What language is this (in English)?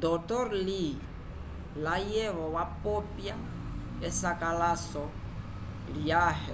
Umbundu